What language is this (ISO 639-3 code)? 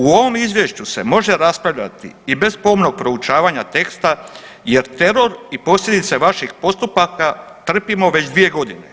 hrv